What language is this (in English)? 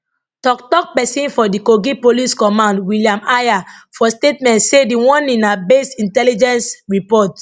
Nigerian Pidgin